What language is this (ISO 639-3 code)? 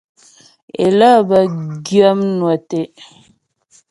bbj